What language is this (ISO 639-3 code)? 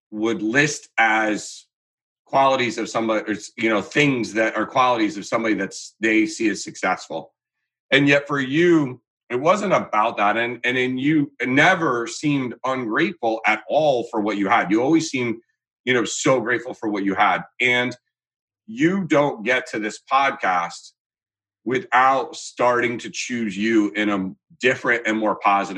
eng